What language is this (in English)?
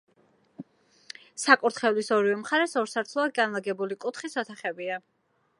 Georgian